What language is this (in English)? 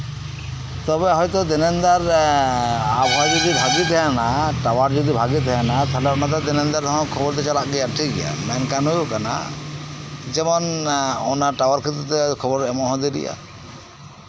Santali